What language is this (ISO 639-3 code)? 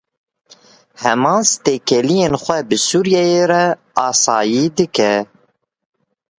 kur